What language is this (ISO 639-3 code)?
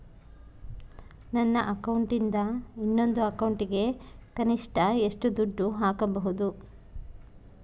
kan